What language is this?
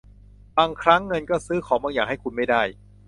Thai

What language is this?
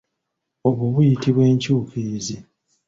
Ganda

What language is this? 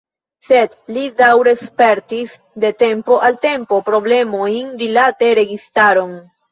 Esperanto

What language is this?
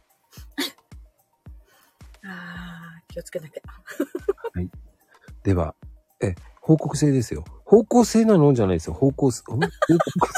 Japanese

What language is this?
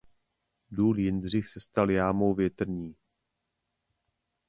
Czech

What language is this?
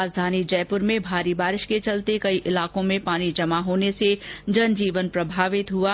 Hindi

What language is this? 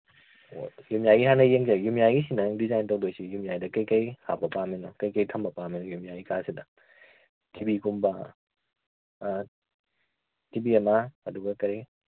Manipuri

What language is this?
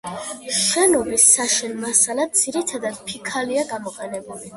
Georgian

